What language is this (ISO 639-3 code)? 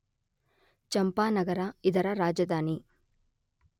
kan